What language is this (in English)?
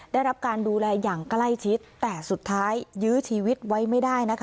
Thai